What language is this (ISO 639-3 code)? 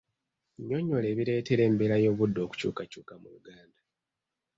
lug